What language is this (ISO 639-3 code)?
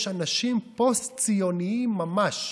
heb